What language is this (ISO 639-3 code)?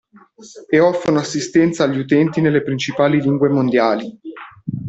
ita